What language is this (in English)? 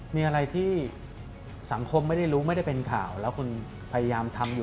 Thai